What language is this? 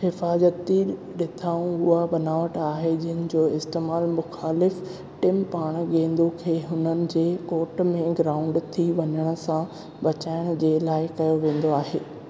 Sindhi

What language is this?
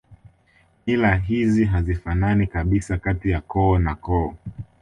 Swahili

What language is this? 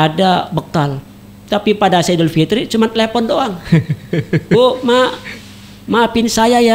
Indonesian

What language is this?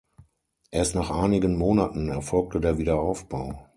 German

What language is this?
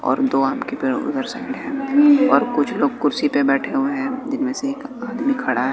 Hindi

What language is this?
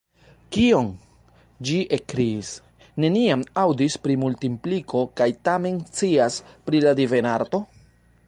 Esperanto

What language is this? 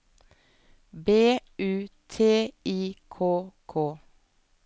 Norwegian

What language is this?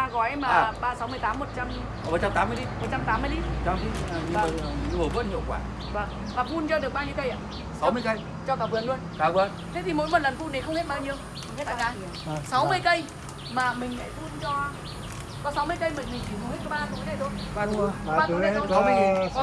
Vietnamese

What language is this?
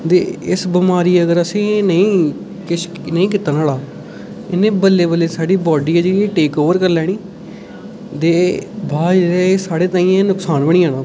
Dogri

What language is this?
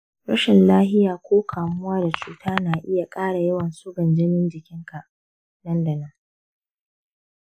Hausa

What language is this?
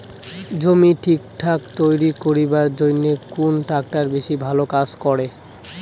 Bangla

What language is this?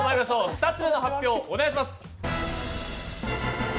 Japanese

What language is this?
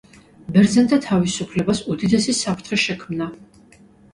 Georgian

